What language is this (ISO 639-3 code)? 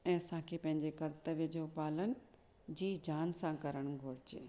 snd